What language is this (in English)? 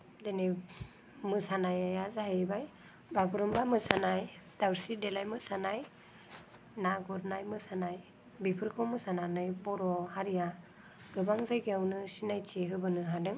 Bodo